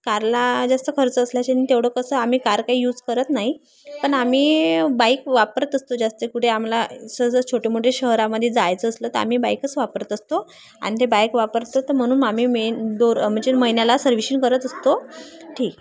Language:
Marathi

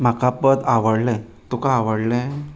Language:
Konkani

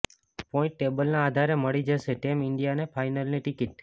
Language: Gujarati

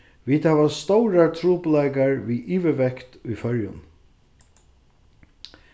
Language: Faroese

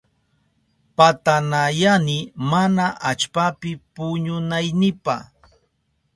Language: Southern Pastaza Quechua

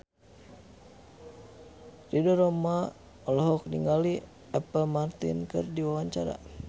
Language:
Sundanese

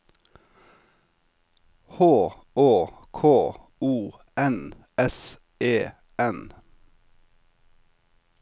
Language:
Norwegian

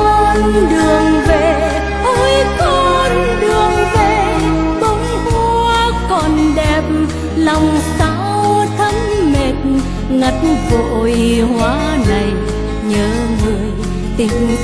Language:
Vietnamese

